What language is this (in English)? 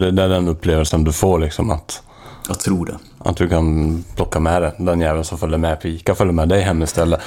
Swedish